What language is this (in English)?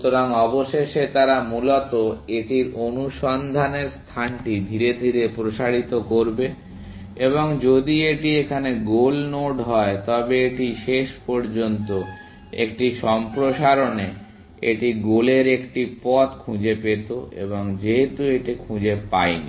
Bangla